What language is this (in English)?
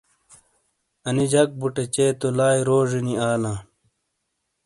Shina